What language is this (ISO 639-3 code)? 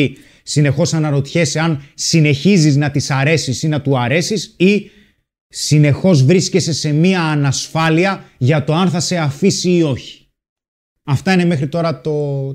ell